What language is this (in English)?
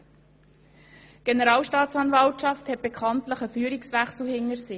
Swiss German